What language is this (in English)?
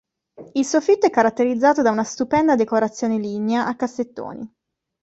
Italian